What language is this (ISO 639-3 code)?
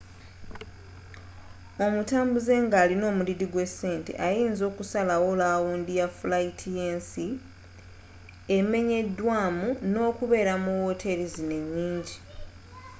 lug